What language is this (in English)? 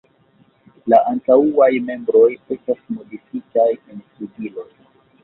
Esperanto